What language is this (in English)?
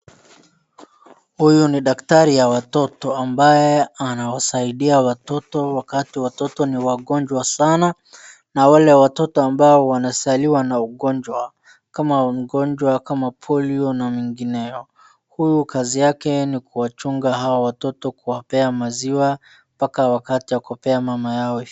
Swahili